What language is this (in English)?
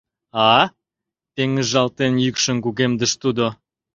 Mari